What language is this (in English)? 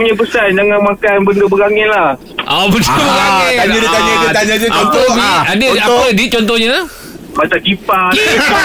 Malay